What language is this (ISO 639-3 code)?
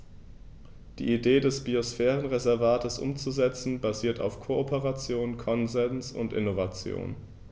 deu